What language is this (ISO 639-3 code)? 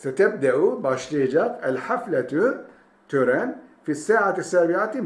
tur